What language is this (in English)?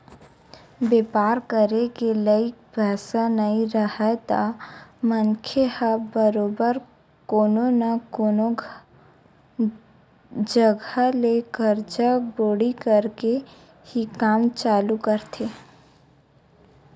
Chhattisgarhi